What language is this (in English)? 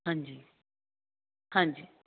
Punjabi